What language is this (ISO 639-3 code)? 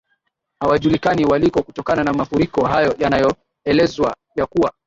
swa